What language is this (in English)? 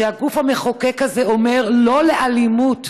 Hebrew